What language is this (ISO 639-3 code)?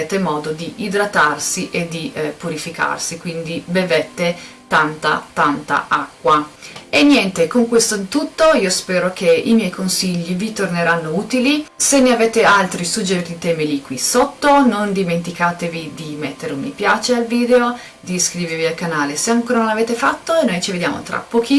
ita